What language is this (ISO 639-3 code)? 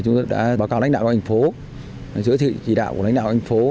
vie